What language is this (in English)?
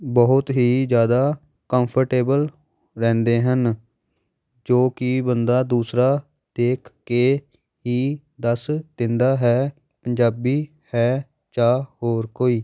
Punjabi